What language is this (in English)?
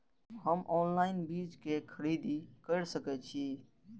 Maithili